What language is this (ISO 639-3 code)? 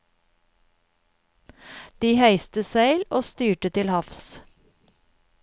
nor